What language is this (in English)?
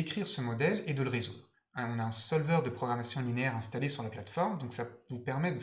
French